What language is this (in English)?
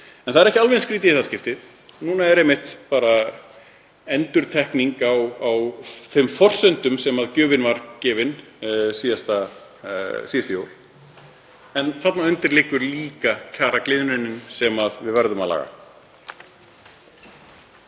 Icelandic